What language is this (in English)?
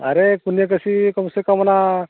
Santali